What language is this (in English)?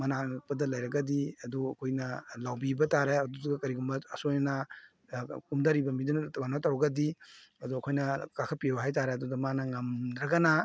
Manipuri